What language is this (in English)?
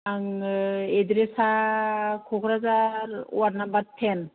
Bodo